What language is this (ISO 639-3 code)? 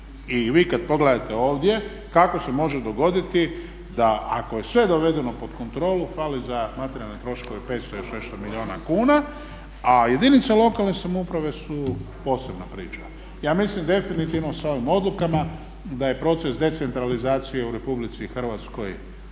hrv